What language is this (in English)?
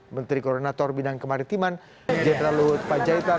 Indonesian